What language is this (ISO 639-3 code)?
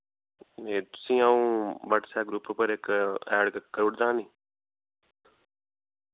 doi